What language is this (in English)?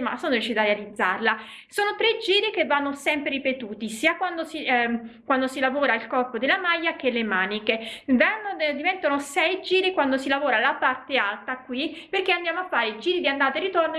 Italian